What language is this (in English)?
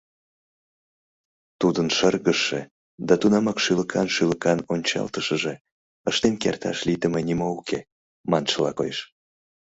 Mari